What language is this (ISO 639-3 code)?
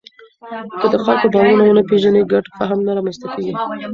pus